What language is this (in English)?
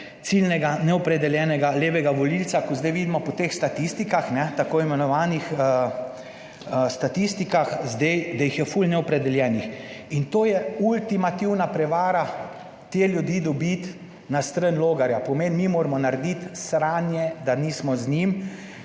Slovenian